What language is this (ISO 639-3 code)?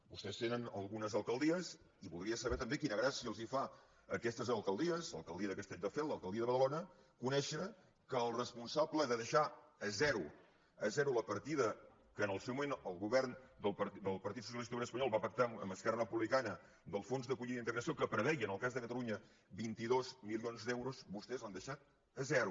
cat